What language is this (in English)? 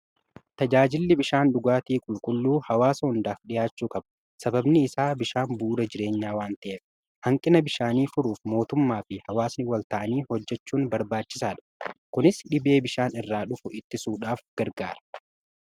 Oromo